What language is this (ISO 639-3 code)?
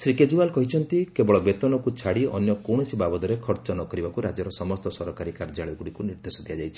ori